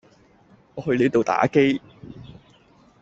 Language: Cantonese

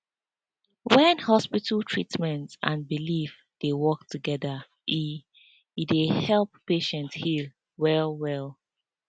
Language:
Nigerian Pidgin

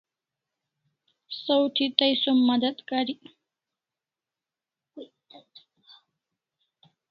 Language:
Kalasha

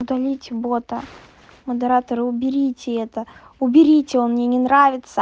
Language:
Russian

